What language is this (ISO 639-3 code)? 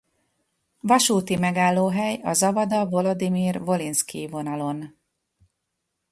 hun